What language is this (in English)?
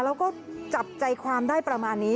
Thai